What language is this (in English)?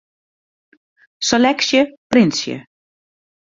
Western Frisian